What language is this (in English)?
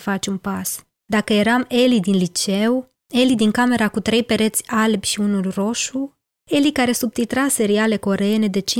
Romanian